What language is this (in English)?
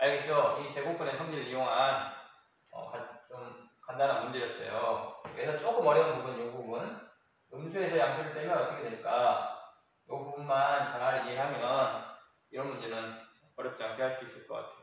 Korean